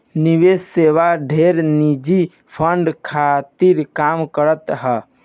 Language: Bhojpuri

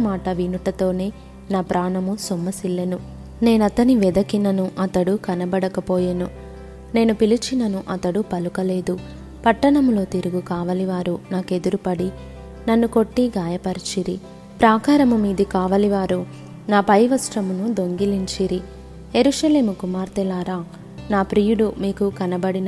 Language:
Telugu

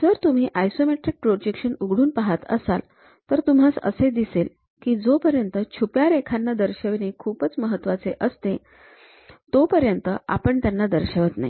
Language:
Marathi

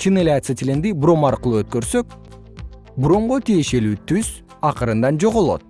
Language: Kyrgyz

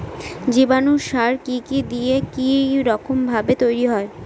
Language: Bangla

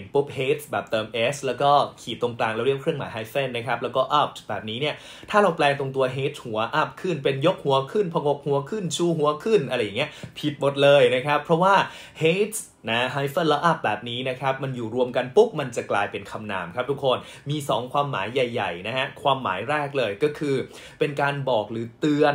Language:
Thai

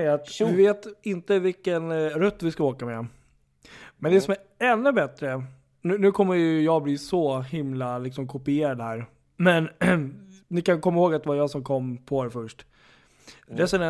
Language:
Swedish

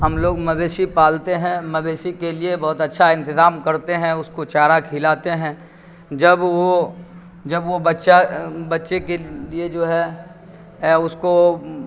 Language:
Urdu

